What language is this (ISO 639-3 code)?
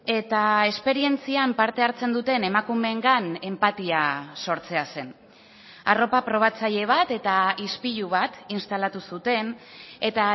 eus